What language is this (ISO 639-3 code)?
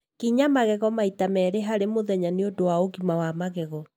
kik